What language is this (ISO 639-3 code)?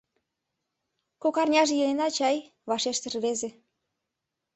chm